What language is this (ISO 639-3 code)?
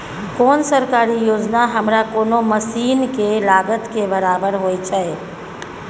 mai